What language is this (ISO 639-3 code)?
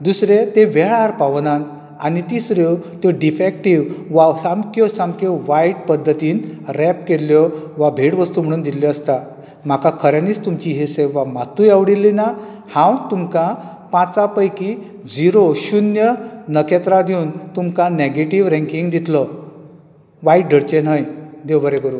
kok